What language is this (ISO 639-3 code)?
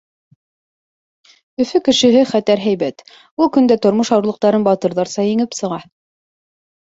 bak